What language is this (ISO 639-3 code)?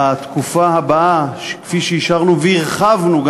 heb